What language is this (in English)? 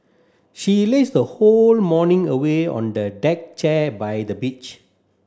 English